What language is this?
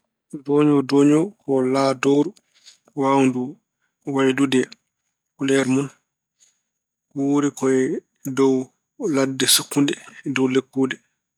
Fula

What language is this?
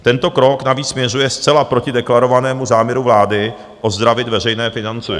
Czech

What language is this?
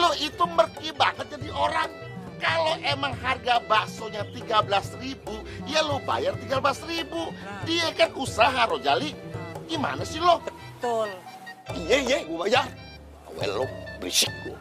Indonesian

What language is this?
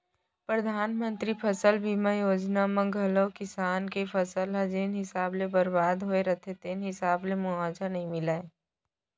Chhattisgarhi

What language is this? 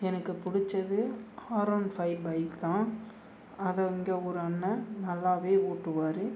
Tamil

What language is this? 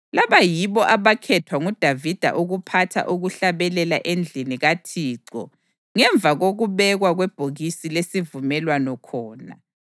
North Ndebele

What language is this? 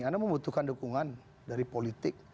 Indonesian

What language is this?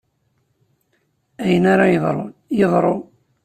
Kabyle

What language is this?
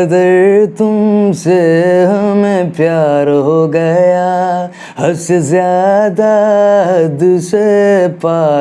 Hindi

